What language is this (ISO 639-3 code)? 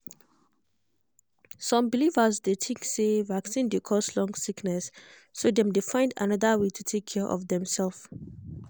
pcm